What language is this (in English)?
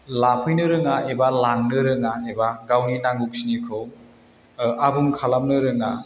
Bodo